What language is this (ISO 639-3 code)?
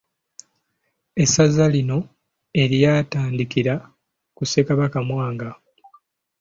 lug